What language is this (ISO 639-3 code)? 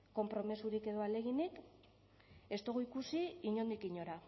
eus